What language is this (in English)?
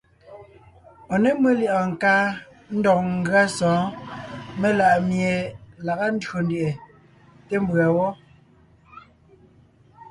Ngiemboon